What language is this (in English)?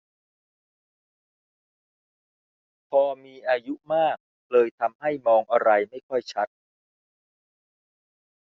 Thai